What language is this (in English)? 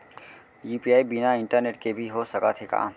Chhattisgarhi